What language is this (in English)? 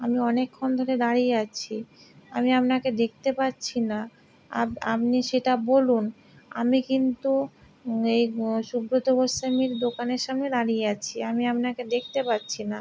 Bangla